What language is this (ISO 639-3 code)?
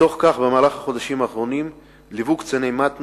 heb